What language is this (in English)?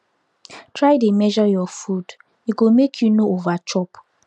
Nigerian Pidgin